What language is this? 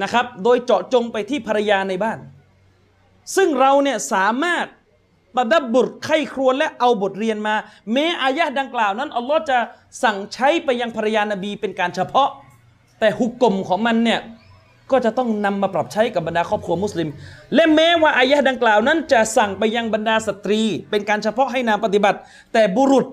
Thai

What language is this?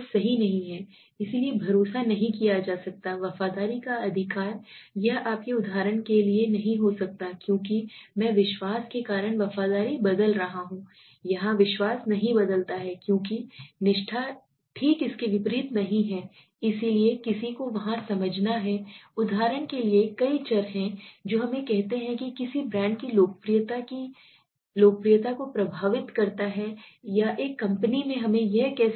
Hindi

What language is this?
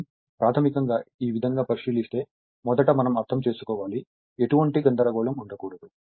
Telugu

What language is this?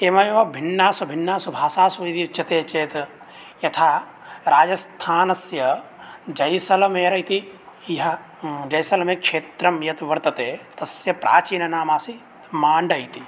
Sanskrit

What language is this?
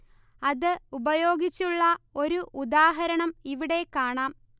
Malayalam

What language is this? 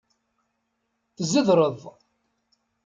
Kabyle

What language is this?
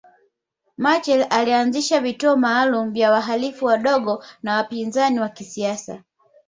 Swahili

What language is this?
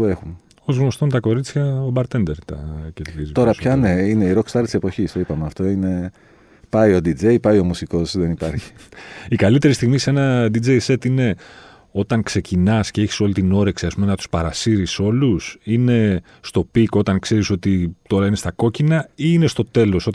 Greek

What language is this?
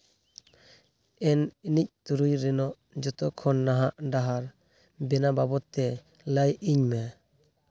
Santali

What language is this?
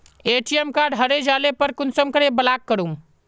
Magahi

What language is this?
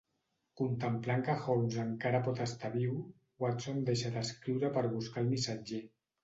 Catalan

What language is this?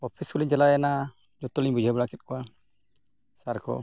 Santali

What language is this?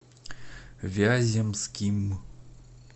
Russian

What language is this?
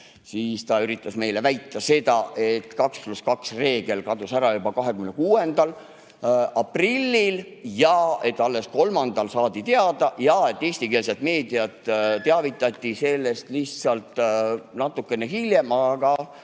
Estonian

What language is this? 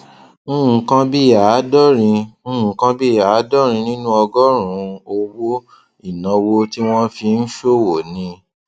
Yoruba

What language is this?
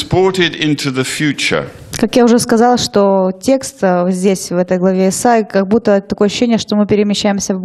Russian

